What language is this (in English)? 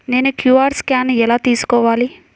Telugu